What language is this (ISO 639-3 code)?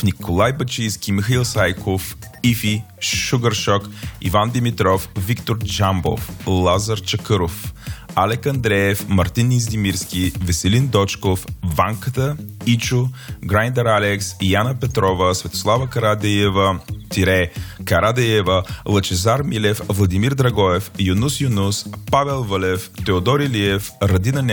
bul